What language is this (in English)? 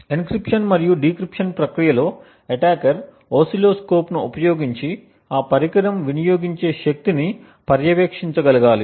Telugu